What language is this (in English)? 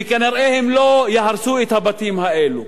Hebrew